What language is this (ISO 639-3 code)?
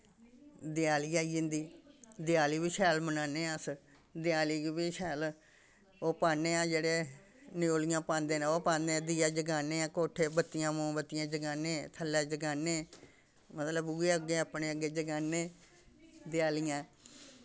doi